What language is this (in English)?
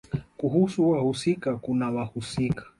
Swahili